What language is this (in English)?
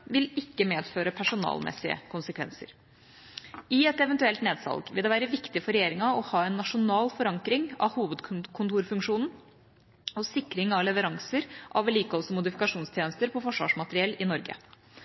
Norwegian Bokmål